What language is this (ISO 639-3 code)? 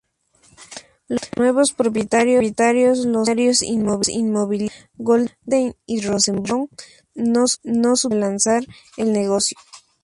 spa